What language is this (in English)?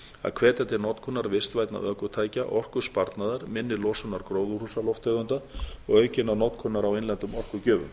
Icelandic